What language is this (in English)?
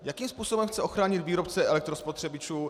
Czech